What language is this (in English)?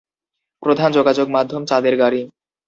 Bangla